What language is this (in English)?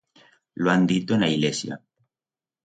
Aragonese